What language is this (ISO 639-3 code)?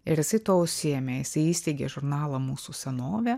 lit